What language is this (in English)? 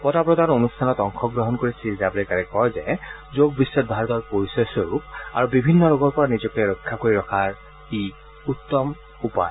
Assamese